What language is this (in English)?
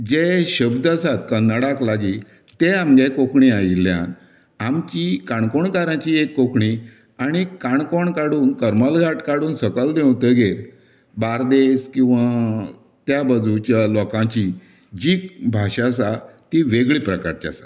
Konkani